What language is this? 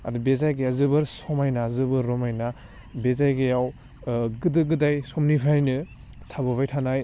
Bodo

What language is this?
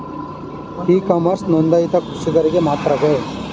Kannada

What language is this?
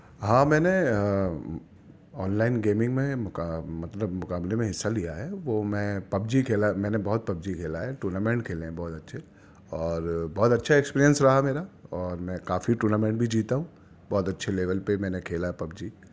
Urdu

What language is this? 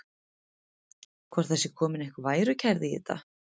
Icelandic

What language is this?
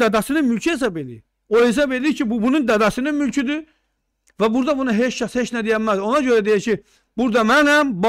Turkish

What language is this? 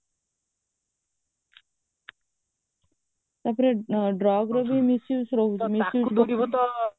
Odia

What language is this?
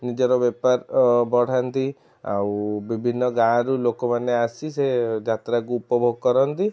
Odia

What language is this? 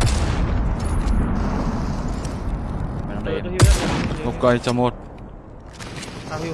Vietnamese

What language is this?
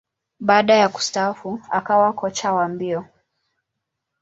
Swahili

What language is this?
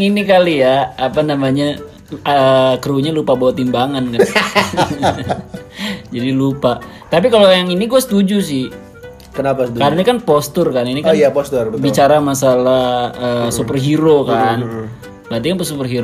Indonesian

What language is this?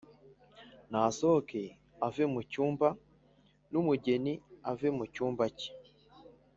Kinyarwanda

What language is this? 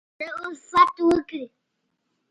Pashto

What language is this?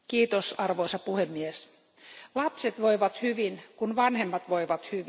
Finnish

